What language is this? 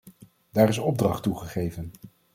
Dutch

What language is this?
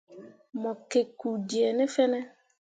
Mundang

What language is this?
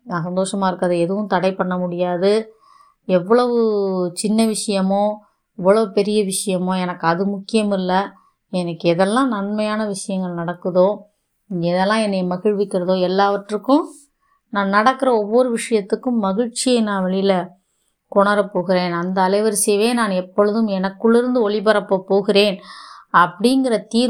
Tamil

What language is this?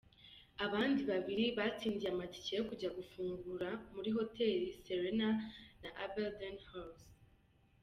Kinyarwanda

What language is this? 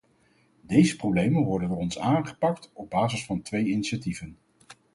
Dutch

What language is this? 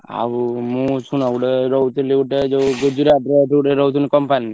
Odia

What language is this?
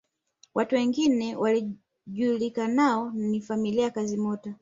Swahili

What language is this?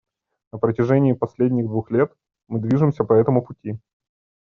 Russian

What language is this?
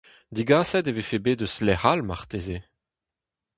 Breton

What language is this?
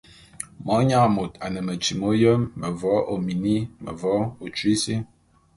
Bulu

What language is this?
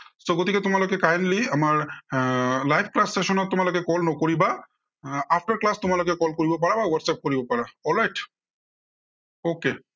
Assamese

